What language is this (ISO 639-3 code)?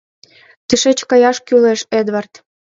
chm